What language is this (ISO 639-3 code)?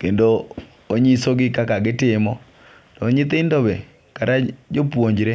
luo